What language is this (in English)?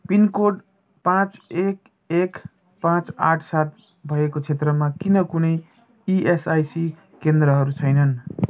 Nepali